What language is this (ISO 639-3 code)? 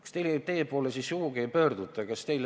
est